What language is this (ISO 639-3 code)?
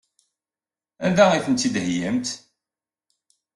kab